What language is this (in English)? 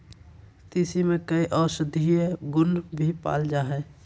Magahi